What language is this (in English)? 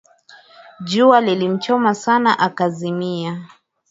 Swahili